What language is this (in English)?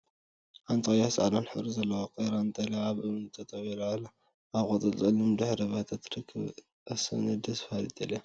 Tigrinya